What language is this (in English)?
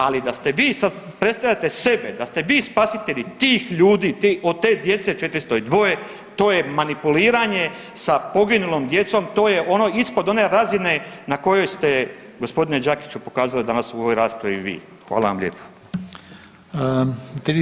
Croatian